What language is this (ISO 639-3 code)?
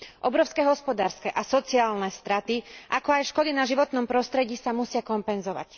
slk